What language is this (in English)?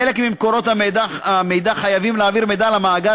Hebrew